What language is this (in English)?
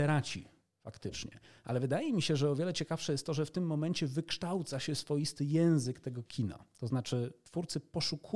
Polish